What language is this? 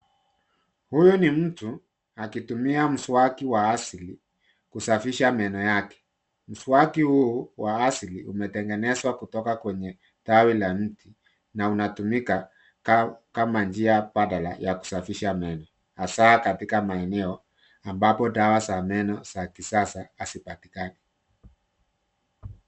Swahili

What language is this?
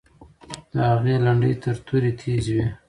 Pashto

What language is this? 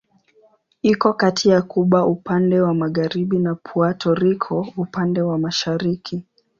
Swahili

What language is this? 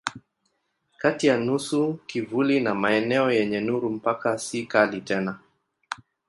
Swahili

